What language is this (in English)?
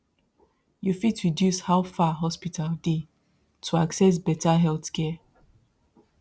Nigerian Pidgin